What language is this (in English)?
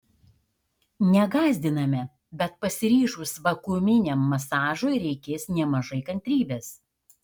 Lithuanian